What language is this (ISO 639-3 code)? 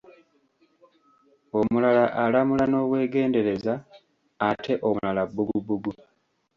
lug